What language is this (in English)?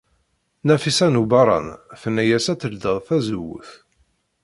Kabyle